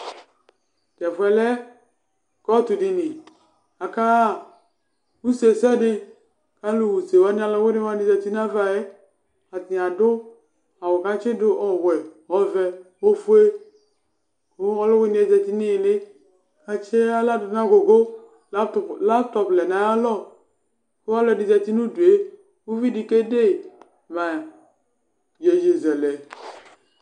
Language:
Ikposo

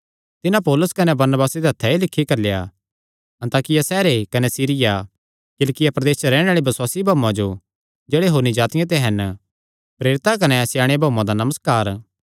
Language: Kangri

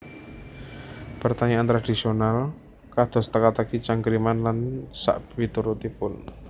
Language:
Javanese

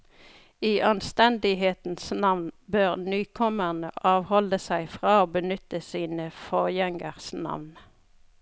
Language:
Norwegian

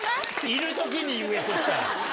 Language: Japanese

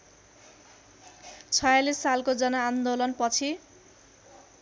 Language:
Nepali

